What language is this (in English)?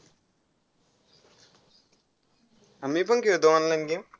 Marathi